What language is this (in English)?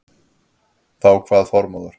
Icelandic